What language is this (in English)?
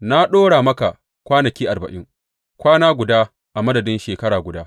Hausa